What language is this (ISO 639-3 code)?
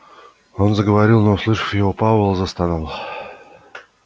rus